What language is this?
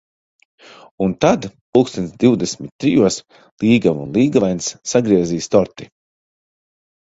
Latvian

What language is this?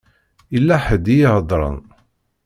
Kabyle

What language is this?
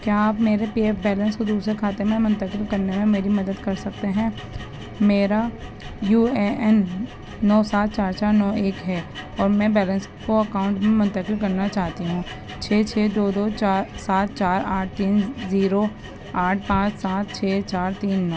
Urdu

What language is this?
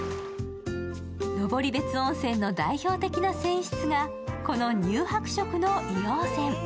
Japanese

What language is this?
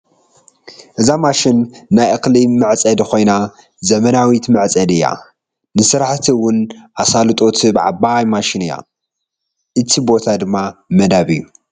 Tigrinya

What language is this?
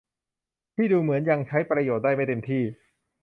Thai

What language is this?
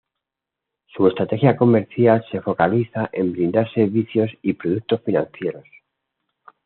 Spanish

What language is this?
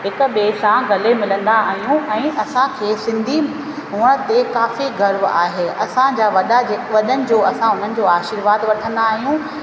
Sindhi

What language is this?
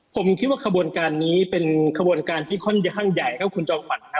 Thai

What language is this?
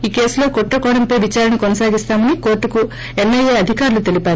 Telugu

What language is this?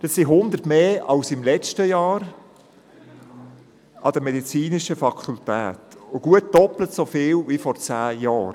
Swiss German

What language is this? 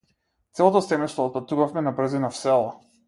Macedonian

